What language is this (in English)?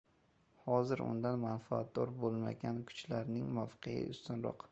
Uzbek